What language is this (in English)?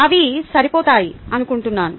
Telugu